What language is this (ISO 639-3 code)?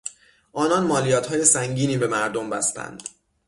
fas